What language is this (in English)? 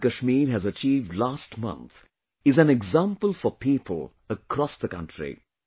English